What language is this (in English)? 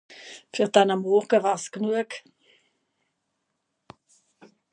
Swiss German